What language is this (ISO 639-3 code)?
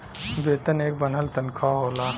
bho